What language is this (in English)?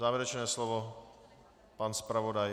Czech